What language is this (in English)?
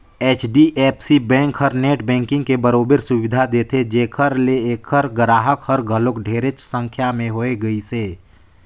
Chhattisgarhi